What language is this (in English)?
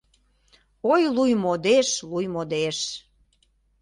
Mari